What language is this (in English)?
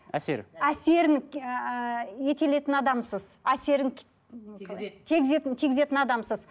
Kazakh